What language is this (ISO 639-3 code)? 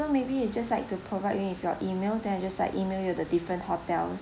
eng